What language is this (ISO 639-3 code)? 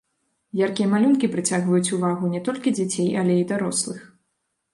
bel